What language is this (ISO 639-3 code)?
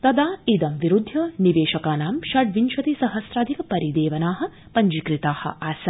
san